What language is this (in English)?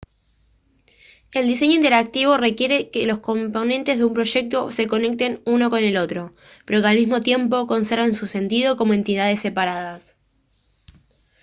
Spanish